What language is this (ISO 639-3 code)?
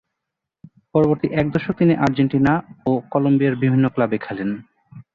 ben